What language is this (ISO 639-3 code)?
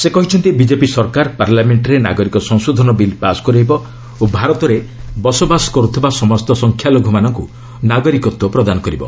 ori